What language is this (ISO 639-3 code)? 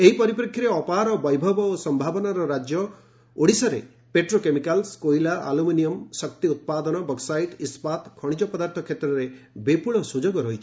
ori